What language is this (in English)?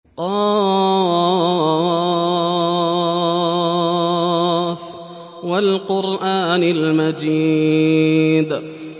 Arabic